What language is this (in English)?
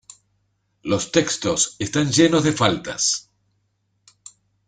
Spanish